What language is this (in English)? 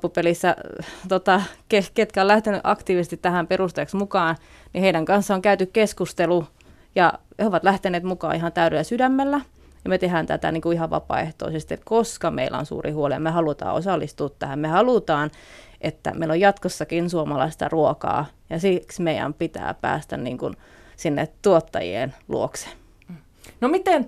Finnish